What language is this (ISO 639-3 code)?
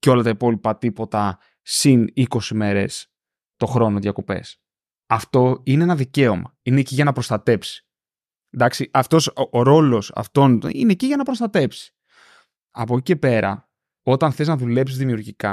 ell